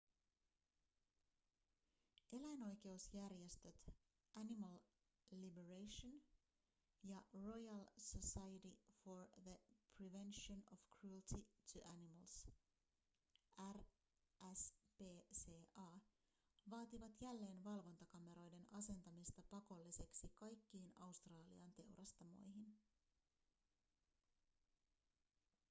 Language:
Finnish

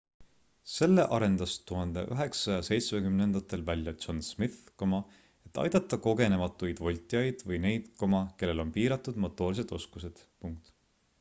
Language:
Estonian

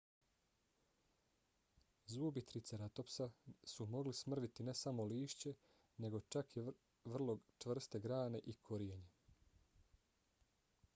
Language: Bosnian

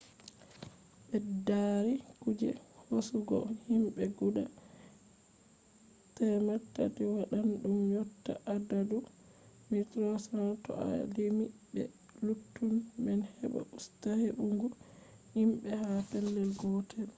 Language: Fula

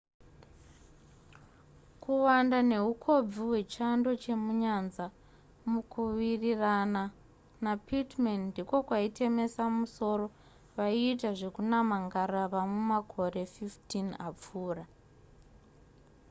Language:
Shona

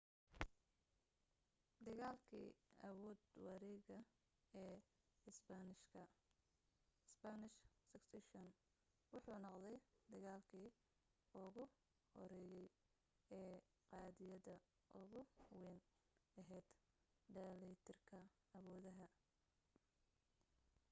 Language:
Somali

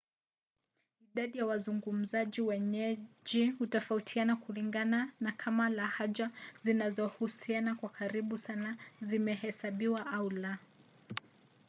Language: Swahili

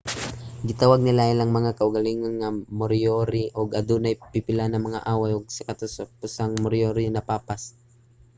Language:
Cebuano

